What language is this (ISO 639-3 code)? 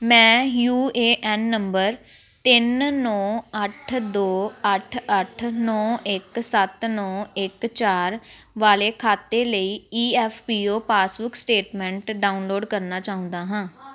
pan